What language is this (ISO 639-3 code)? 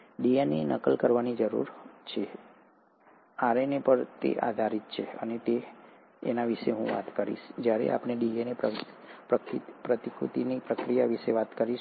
guj